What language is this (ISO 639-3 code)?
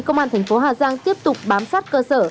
vie